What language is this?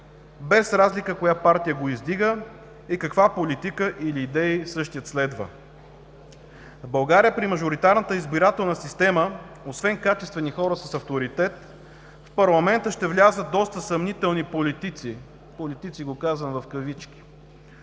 Bulgarian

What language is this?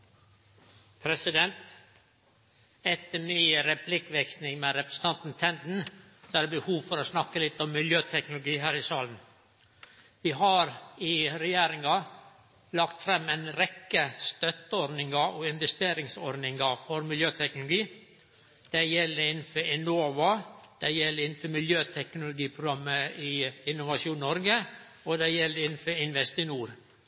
Norwegian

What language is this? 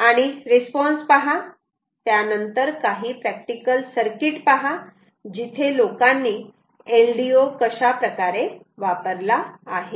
Marathi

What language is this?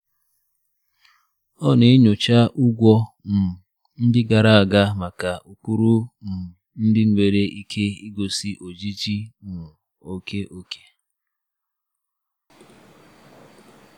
Igbo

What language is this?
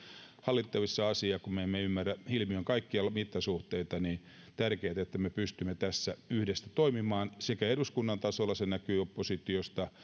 Finnish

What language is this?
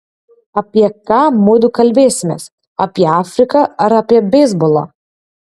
Lithuanian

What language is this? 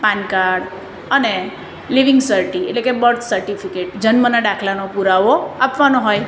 Gujarati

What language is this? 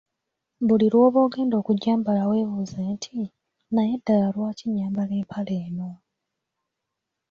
Ganda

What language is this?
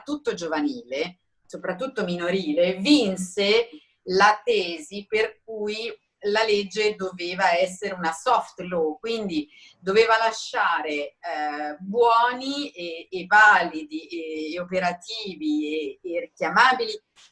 Italian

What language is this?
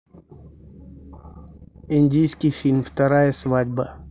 Russian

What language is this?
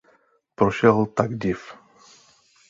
Czech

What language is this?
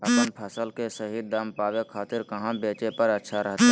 Magahi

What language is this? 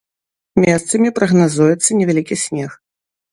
Belarusian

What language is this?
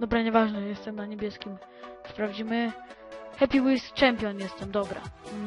Polish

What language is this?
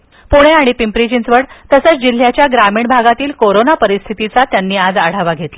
Marathi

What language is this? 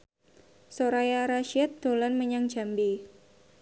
Javanese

